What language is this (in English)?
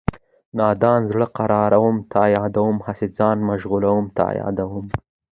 Pashto